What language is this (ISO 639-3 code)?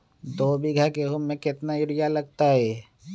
mag